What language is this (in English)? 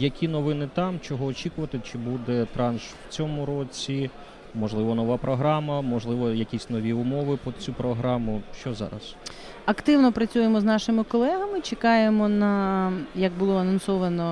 Ukrainian